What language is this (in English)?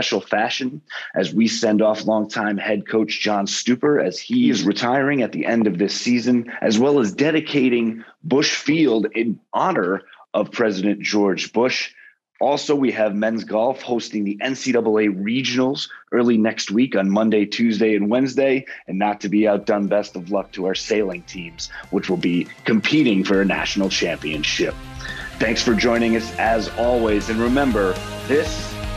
English